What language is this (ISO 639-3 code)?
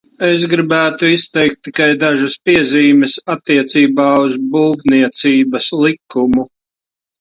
lav